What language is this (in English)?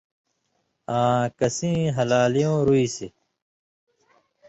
Indus Kohistani